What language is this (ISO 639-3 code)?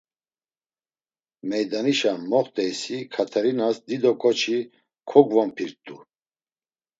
lzz